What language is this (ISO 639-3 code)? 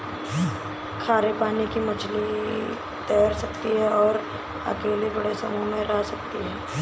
hin